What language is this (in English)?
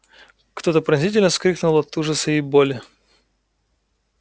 Russian